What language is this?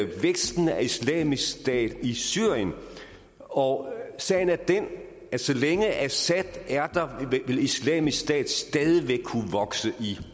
Danish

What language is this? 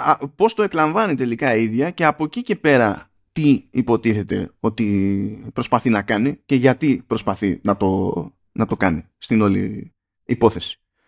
Greek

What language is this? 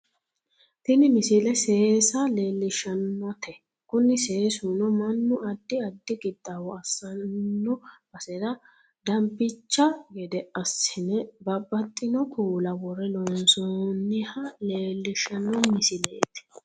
Sidamo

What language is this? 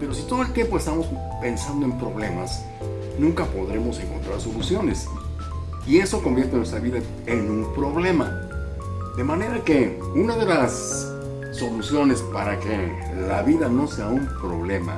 Spanish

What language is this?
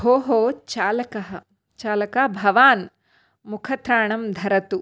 Sanskrit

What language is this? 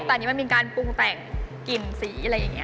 Thai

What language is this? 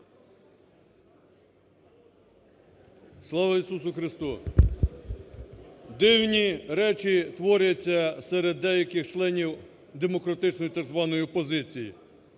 Ukrainian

